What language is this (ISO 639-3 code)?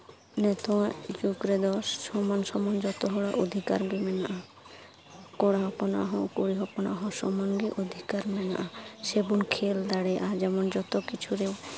sat